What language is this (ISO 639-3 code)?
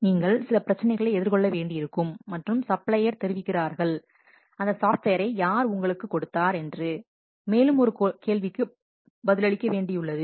tam